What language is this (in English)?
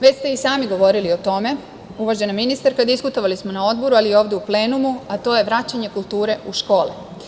Serbian